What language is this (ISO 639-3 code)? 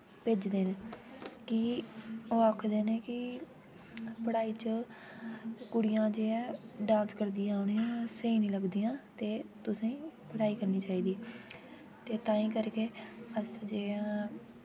doi